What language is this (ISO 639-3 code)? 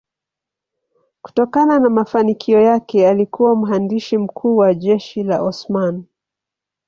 swa